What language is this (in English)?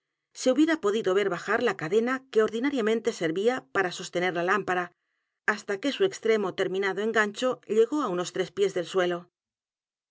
Spanish